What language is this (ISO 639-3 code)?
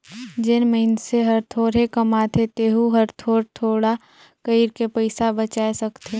hne